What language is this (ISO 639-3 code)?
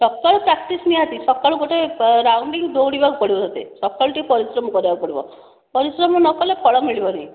ori